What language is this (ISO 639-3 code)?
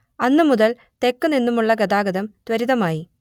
mal